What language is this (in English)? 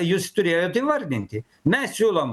Lithuanian